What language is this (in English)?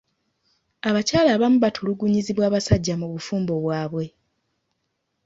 Ganda